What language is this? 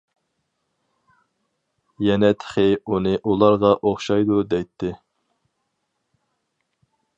Uyghur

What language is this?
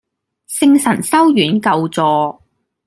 Cantonese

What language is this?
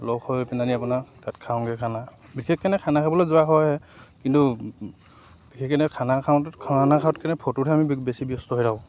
Assamese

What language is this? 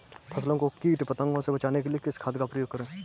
Hindi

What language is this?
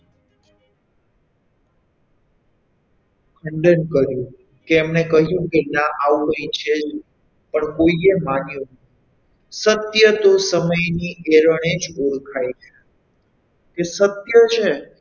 Gujarati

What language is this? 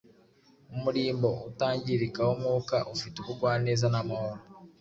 Kinyarwanda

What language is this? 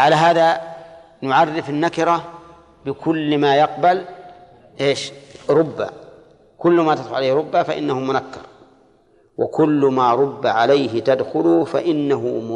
Arabic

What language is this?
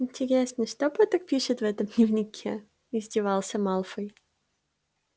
Russian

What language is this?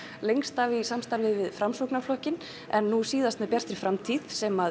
Icelandic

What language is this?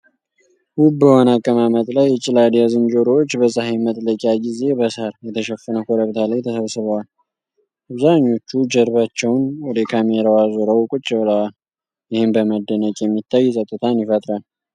Amharic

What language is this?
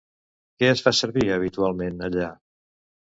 Catalan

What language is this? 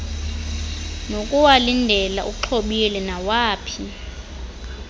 Xhosa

